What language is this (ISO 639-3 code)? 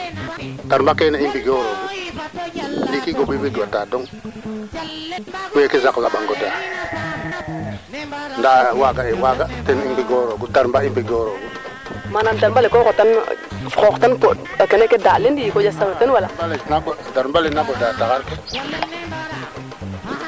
srr